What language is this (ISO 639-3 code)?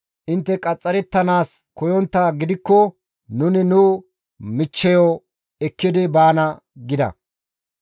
gmv